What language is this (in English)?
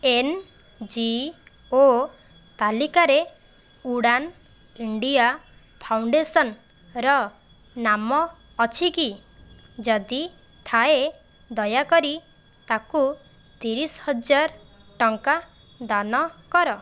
Odia